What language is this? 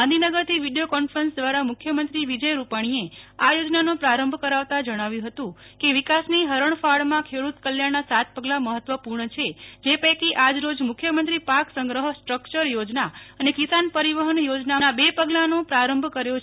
Gujarati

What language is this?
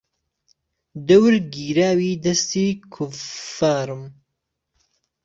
Central Kurdish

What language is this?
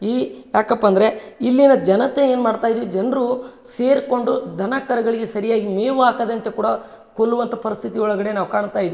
Kannada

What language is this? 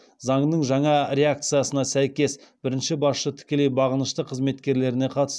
Kazakh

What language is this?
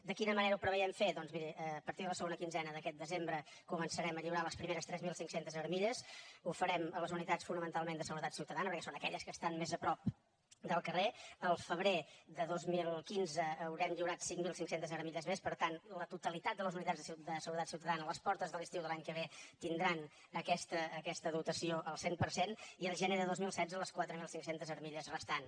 Catalan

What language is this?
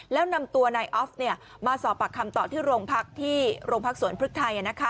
Thai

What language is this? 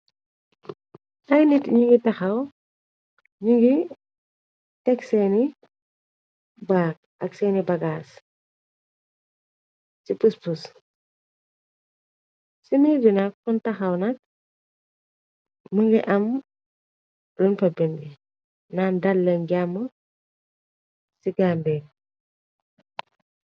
Wolof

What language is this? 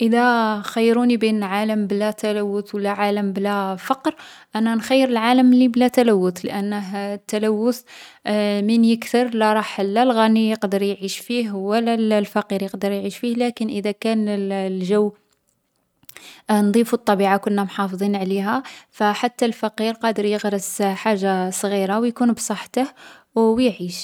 Algerian Arabic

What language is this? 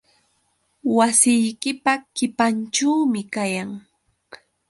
Yauyos Quechua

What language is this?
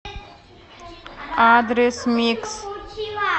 Russian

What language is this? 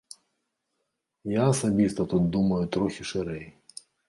Belarusian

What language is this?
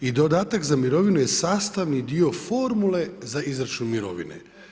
Croatian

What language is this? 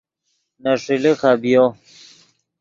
Yidgha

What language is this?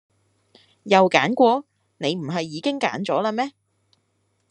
Cantonese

